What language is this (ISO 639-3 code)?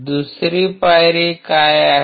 mar